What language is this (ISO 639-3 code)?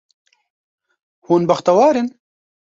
kur